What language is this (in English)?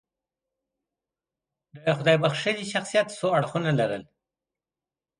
Pashto